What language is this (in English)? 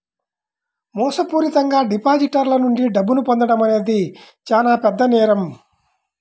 Telugu